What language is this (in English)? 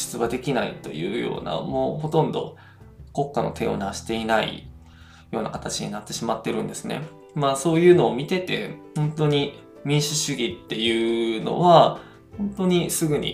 Japanese